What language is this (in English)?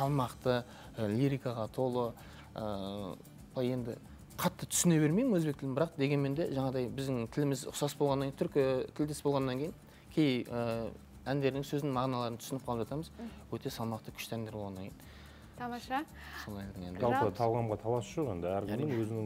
Turkish